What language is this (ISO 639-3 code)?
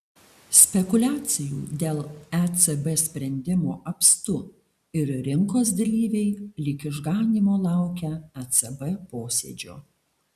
lit